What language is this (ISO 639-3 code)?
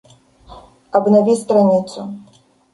rus